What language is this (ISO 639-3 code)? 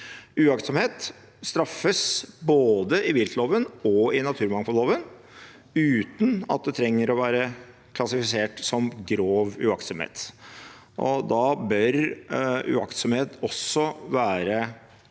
nor